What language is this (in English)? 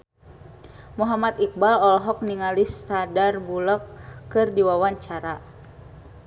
Sundanese